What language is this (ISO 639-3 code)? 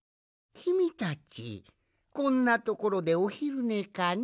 jpn